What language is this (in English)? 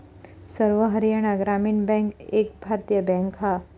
Marathi